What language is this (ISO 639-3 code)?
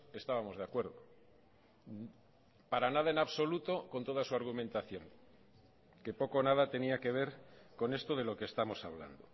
spa